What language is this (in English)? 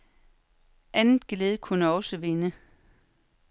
Danish